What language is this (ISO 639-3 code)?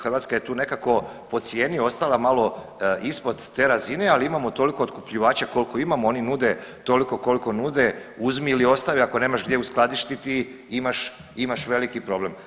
hrv